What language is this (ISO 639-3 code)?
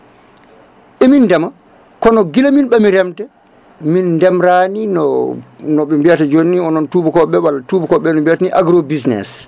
ful